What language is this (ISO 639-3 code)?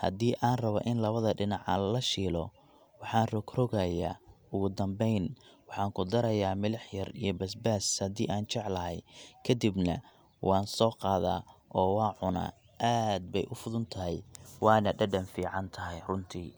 som